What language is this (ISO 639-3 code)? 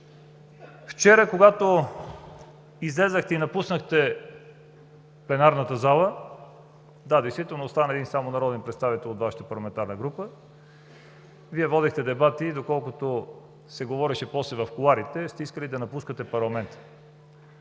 bul